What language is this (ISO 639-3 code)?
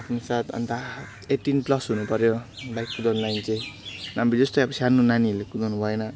nep